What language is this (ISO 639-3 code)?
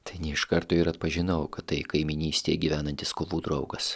lit